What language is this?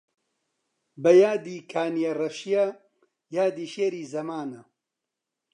Central Kurdish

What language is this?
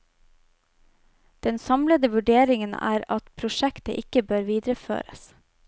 Norwegian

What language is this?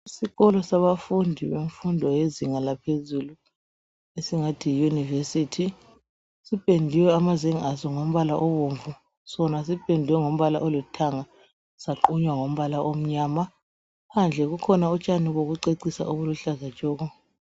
North Ndebele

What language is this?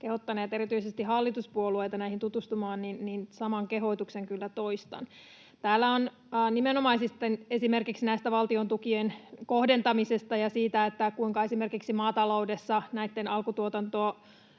Finnish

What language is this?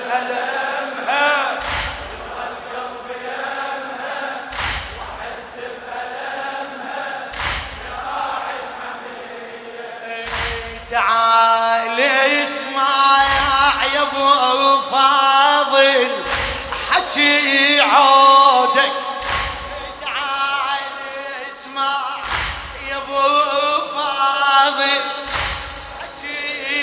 Arabic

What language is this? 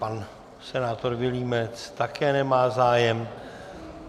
Czech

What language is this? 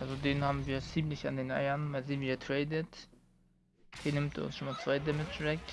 German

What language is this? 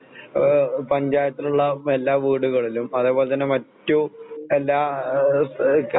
Malayalam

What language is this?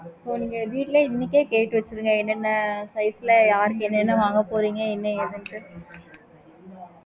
Tamil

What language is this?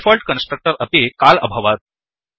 Sanskrit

